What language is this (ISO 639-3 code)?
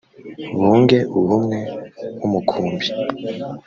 kin